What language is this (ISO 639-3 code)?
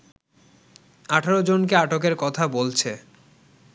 ben